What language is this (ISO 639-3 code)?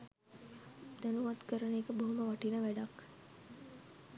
sin